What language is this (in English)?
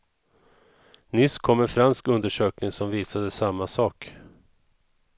Swedish